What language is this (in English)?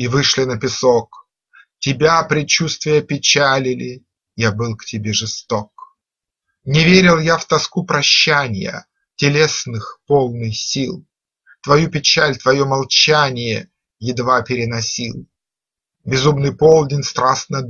Russian